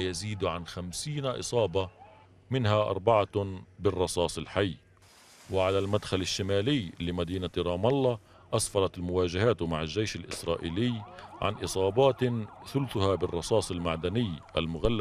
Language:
Arabic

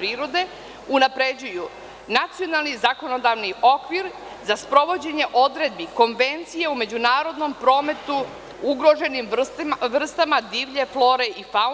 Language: Serbian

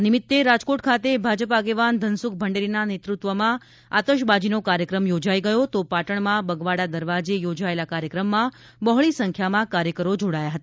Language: Gujarati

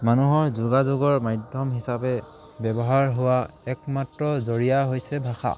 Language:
Assamese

